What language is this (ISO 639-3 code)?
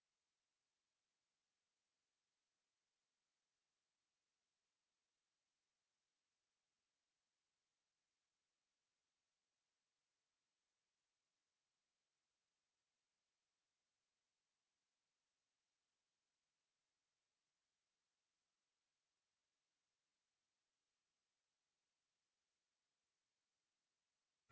dan